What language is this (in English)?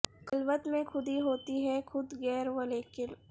Urdu